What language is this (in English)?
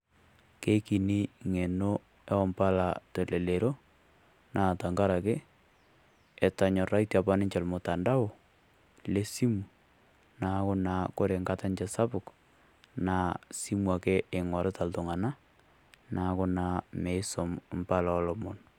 Masai